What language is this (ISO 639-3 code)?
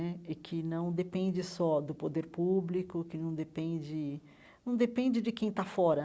por